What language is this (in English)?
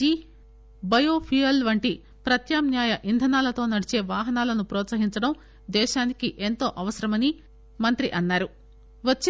Telugu